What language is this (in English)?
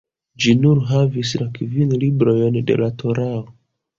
Esperanto